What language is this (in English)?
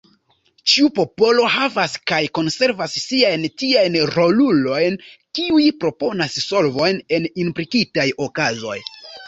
Esperanto